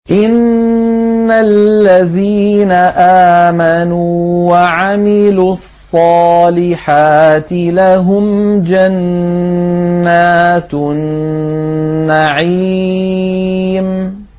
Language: Arabic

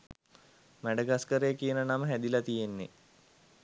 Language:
Sinhala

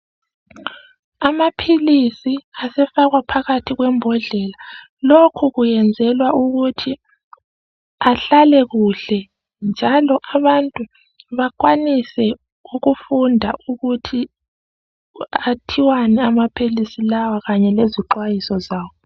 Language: North Ndebele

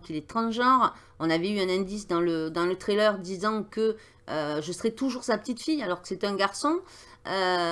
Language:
French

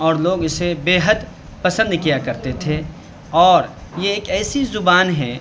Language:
Urdu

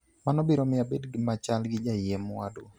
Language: Luo (Kenya and Tanzania)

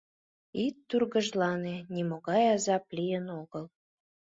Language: Mari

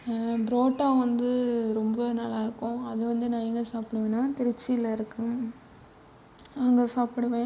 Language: Tamil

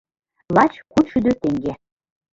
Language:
Mari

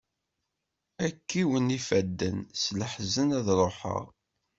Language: Kabyle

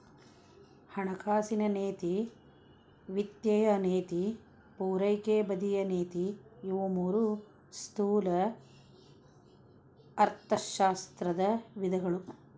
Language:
Kannada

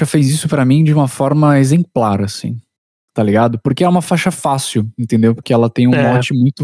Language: Portuguese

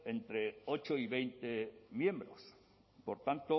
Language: Spanish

